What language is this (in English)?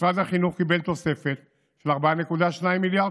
Hebrew